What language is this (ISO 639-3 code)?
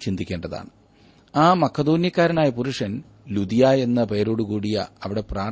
mal